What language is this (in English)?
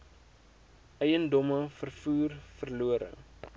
Afrikaans